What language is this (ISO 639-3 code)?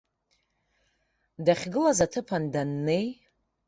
abk